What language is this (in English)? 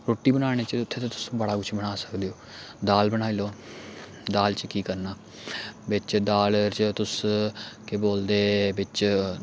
Dogri